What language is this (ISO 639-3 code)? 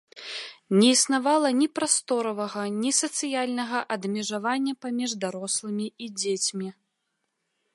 bel